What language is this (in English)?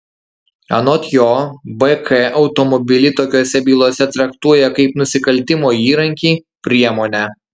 Lithuanian